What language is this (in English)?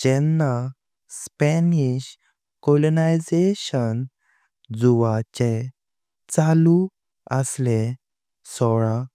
Konkani